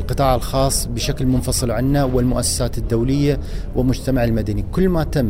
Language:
Arabic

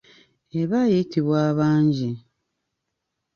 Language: Ganda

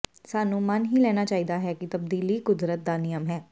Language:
Punjabi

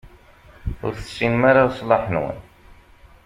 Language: Kabyle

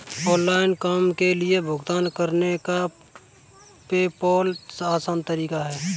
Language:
Hindi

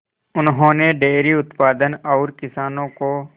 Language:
Hindi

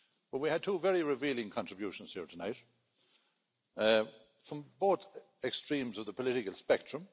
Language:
English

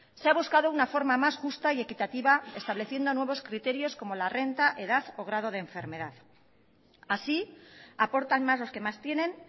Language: Spanish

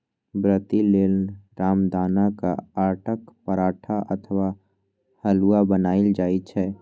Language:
Maithili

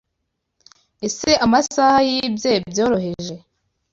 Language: Kinyarwanda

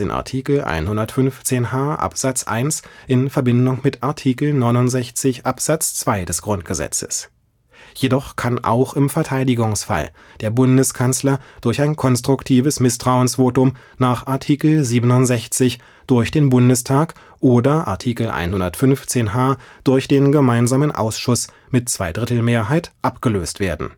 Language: German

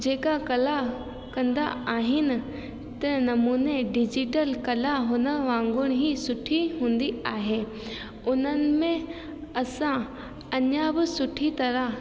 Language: Sindhi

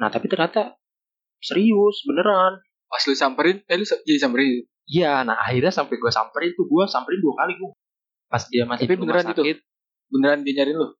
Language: Indonesian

